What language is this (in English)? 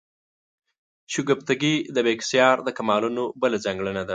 Pashto